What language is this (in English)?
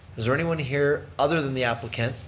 English